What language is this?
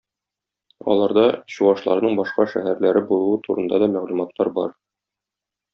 Tatar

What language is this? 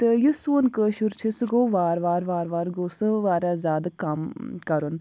Kashmiri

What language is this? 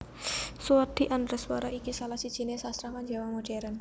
Javanese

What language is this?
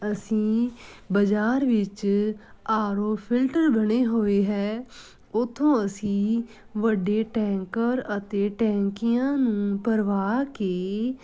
Punjabi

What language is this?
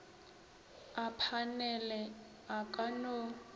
Northern Sotho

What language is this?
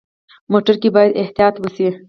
Pashto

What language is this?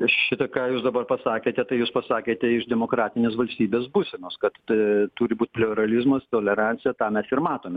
Lithuanian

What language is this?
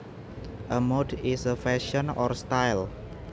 Javanese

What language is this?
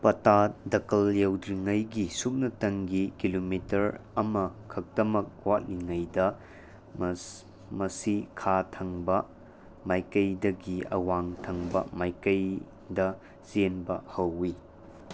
Manipuri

